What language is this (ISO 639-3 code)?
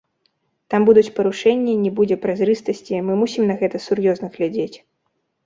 bel